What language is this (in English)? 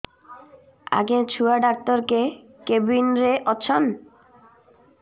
Odia